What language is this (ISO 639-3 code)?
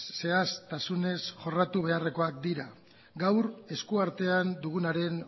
eus